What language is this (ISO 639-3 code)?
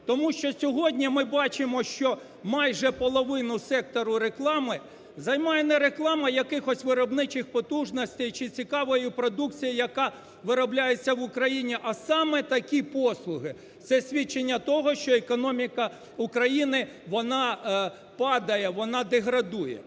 ukr